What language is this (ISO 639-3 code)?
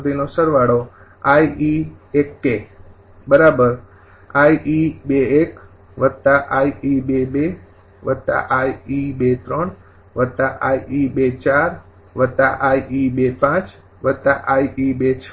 guj